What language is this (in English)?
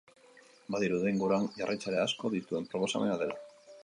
Basque